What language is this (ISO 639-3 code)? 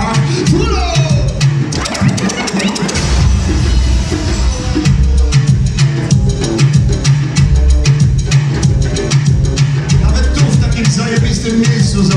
pol